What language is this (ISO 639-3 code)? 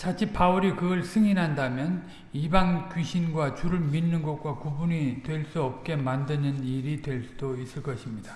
kor